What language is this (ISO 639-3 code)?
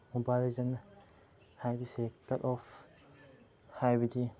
mni